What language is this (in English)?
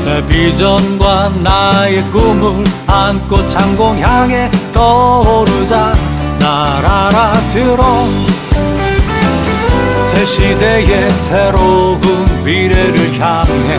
Korean